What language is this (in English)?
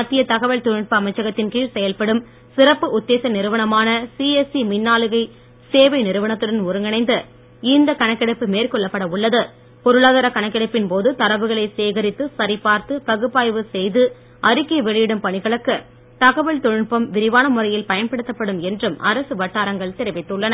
Tamil